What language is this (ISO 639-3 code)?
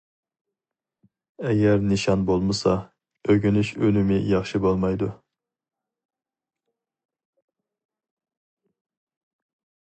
uig